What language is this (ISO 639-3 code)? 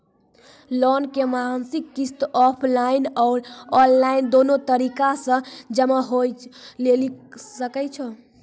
mai